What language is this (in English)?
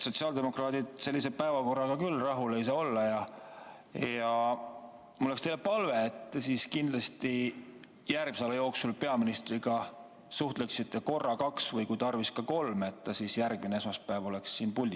Estonian